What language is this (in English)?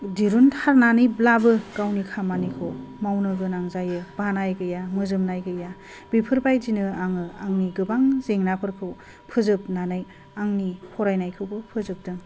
Bodo